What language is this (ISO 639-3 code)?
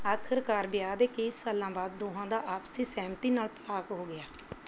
pan